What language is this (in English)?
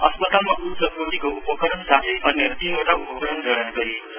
Nepali